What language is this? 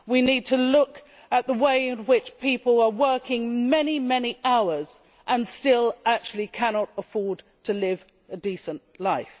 English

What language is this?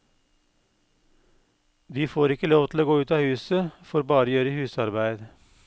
Norwegian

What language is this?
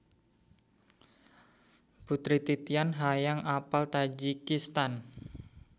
Sundanese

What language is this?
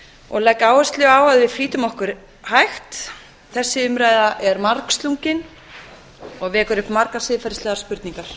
Icelandic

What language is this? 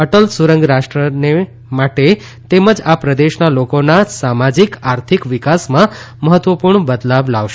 Gujarati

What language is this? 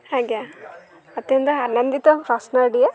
Odia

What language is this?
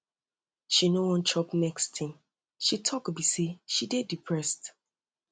Nigerian Pidgin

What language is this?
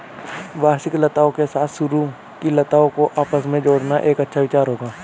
Hindi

